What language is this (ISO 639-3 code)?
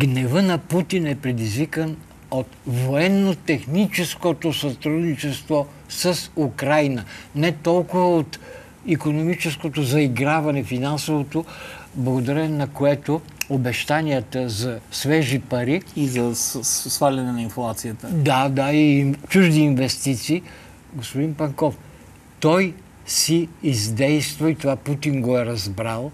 bul